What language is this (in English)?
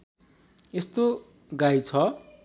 Nepali